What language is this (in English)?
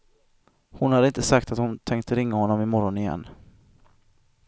Swedish